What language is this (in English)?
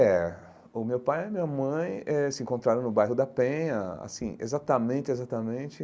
Portuguese